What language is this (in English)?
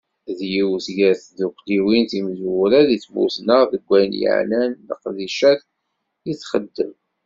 Kabyle